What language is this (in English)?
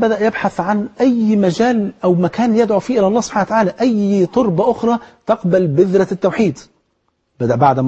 Arabic